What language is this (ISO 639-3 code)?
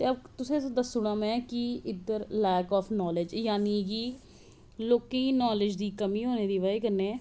doi